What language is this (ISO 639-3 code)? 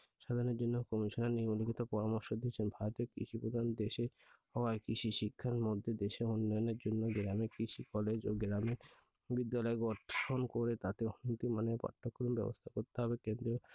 ben